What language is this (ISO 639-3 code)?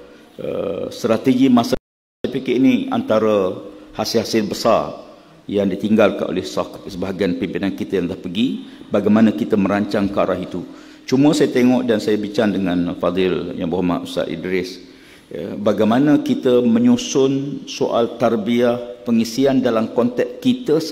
msa